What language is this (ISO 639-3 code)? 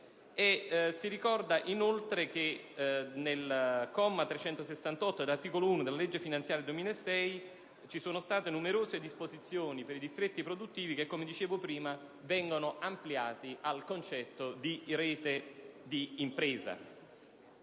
ita